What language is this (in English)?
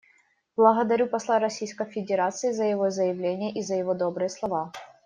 Russian